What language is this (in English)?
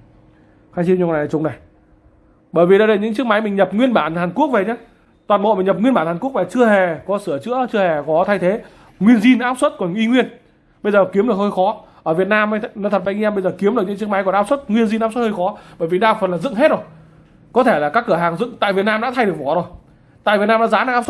Vietnamese